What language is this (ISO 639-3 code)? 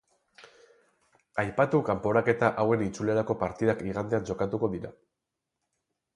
eus